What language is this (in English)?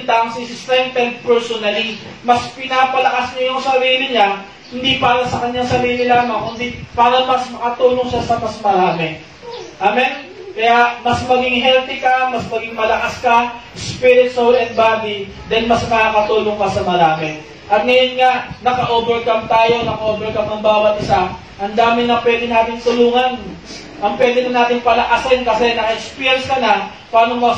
Filipino